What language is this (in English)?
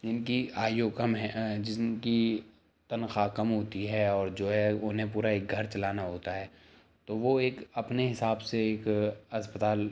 Urdu